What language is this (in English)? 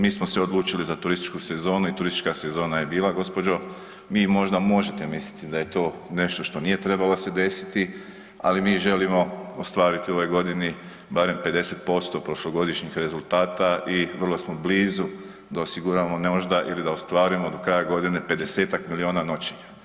Croatian